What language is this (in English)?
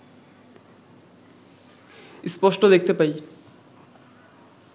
Bangla